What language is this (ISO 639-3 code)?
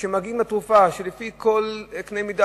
heb